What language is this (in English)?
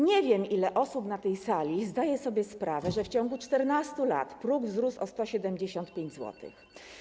Polish